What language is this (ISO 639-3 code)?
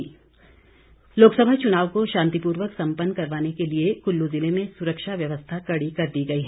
hin